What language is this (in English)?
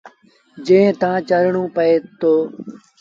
Sindhi Bhil